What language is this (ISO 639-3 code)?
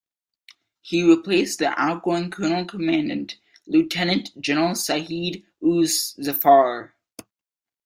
eng